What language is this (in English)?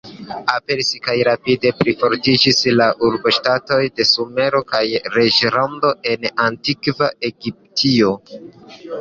Esperanto